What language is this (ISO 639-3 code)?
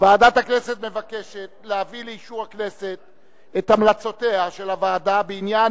heb